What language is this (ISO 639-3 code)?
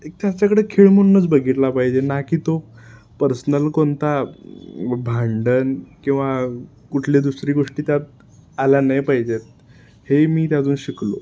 mar